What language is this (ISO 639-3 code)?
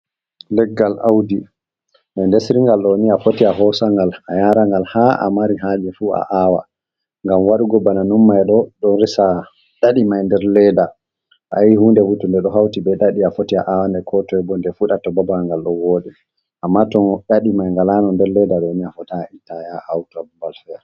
ful